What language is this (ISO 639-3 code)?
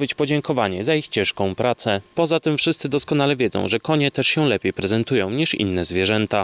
pol